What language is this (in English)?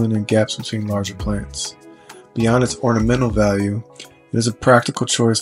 English